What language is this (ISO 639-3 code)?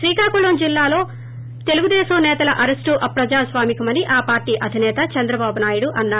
tel